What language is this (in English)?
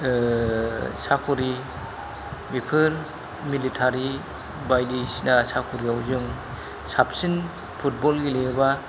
Bodo